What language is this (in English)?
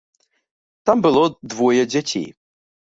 Belarusian